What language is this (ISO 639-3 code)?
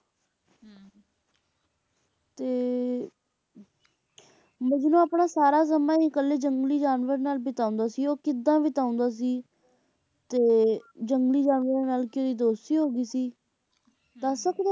pan